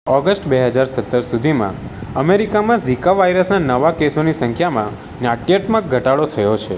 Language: Gujarati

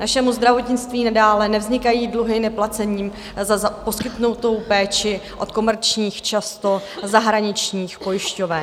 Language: Czech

